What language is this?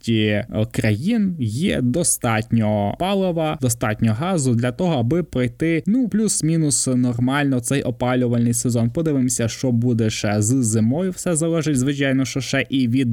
Ukrainian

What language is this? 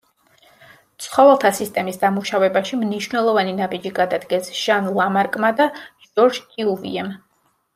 Georgian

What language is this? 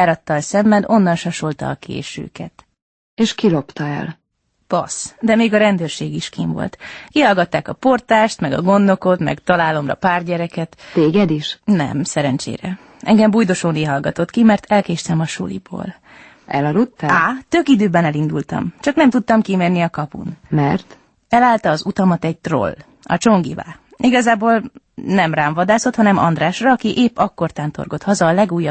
Hungarian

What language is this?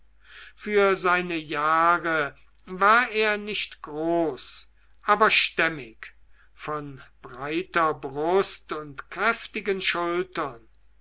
German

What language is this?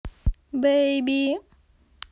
Russian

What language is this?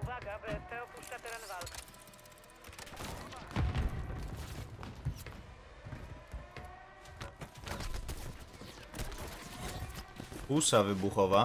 Polish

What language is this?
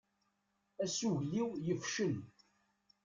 Kabyle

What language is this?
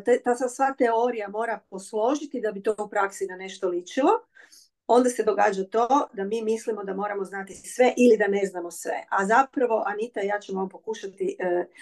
Croatian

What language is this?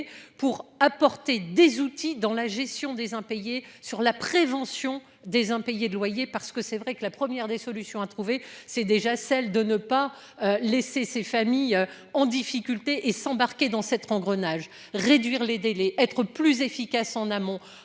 French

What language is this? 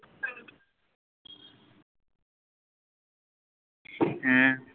Bangla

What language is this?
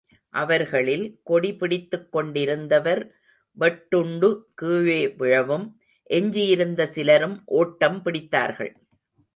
Tamil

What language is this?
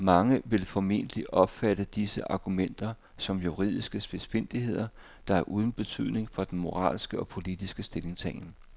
Danish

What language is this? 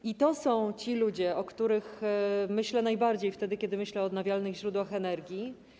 Polish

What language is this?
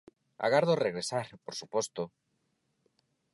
Galician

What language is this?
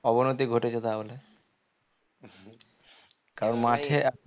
Bangla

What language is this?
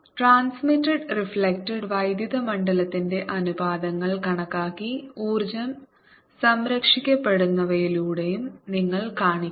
Malayalam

